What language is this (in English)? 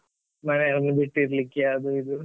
Kannada